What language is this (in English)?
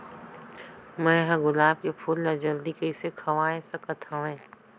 Chhattisgarhi